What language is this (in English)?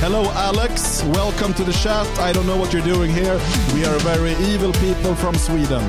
Swedish